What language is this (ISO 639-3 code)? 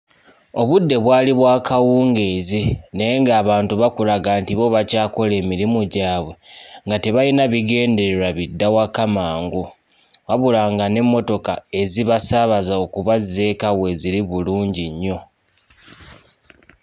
lug